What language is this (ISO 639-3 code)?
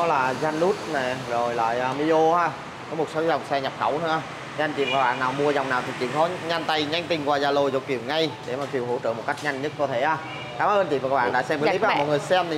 vie